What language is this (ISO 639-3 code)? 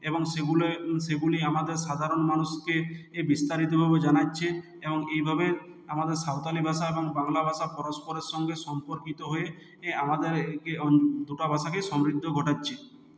ben